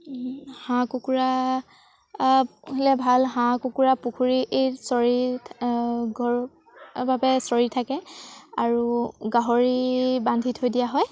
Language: Assamese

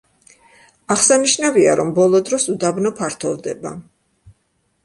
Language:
Georgian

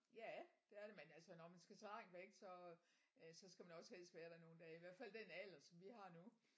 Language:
Danish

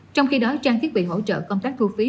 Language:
Vietnamese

